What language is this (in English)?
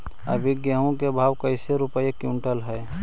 Magahi